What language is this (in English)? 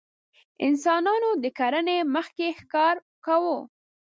Pashto